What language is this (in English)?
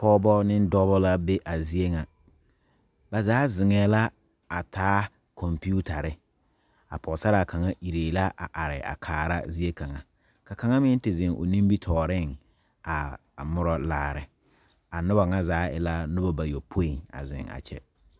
Southern Dagaare